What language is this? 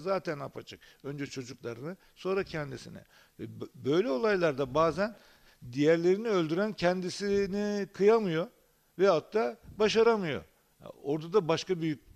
Turkish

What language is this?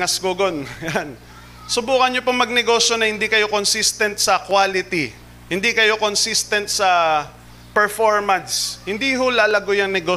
Filipino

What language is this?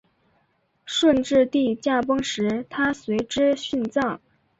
Chinese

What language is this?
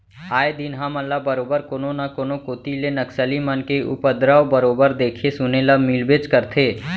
Chhattisgarhi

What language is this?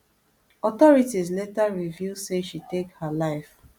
Nigerian Pidgin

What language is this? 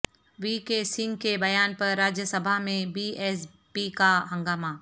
Urdu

